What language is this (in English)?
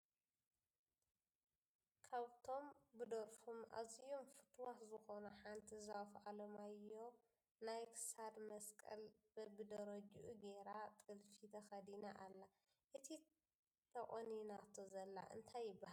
Tigrinya